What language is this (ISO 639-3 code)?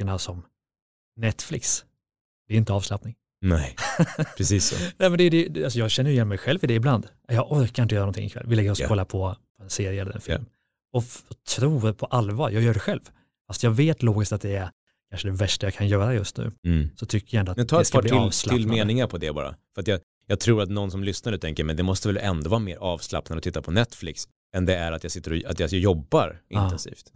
swe